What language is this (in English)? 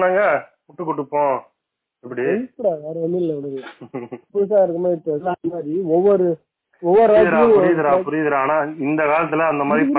Tamil